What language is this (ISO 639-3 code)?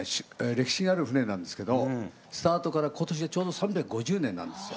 jpn